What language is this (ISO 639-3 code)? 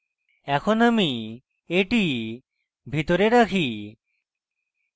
ben